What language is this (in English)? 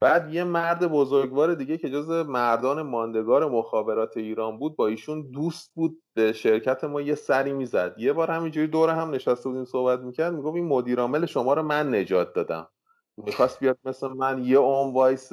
Persian